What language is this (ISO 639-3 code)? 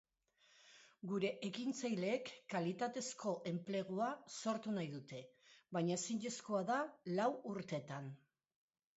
eus